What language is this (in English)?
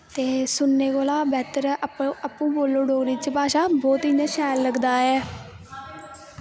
Dogri